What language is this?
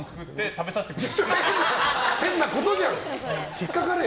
Japanese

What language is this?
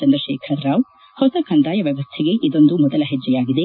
Kannada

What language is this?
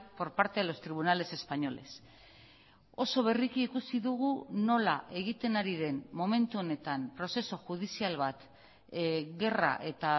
Basque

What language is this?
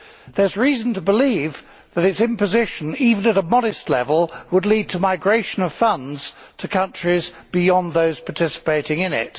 English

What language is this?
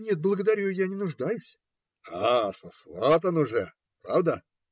Russian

